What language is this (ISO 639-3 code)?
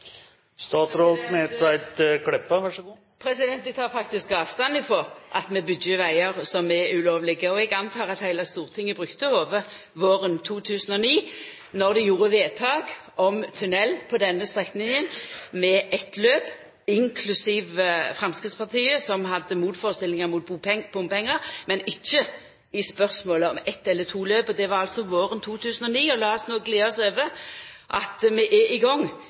nno